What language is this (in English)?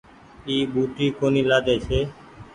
Goaria